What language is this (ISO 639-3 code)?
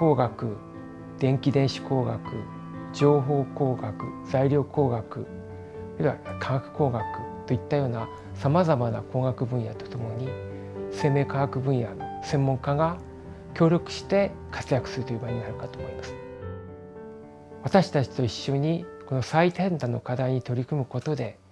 jpn